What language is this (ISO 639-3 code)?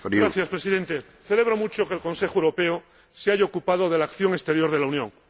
spa